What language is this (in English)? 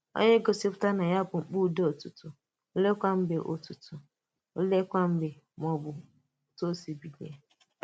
Igbo